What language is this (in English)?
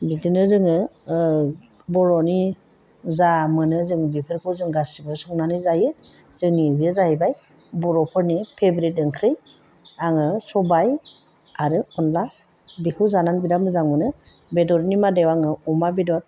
Bodo